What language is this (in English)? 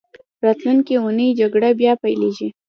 Pashto